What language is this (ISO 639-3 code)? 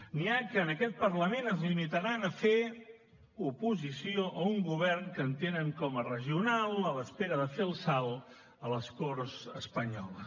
cat